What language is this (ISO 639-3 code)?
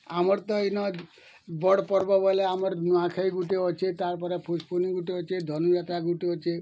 ori